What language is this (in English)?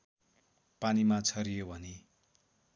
Nepali